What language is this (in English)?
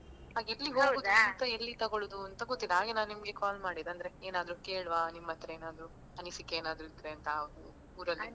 Kannada